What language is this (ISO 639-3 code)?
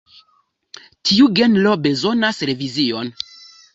epo